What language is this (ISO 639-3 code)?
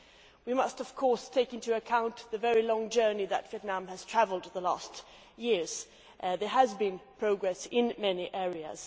eng